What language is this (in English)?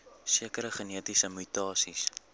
Afrikaans